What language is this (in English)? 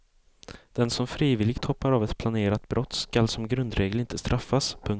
Swedish